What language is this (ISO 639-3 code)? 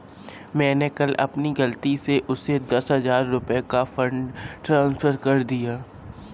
hin